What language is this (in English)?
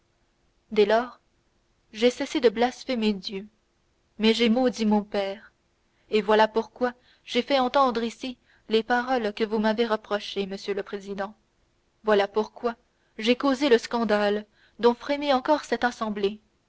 French